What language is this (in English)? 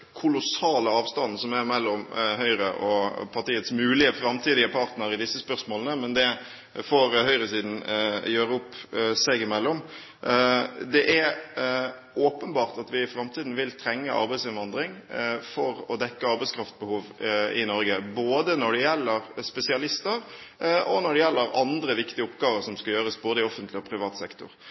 Norwegian Bokmål